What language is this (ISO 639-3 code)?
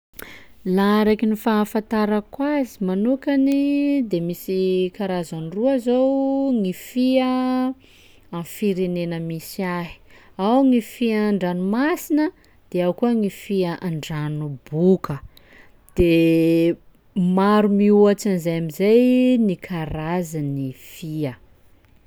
skg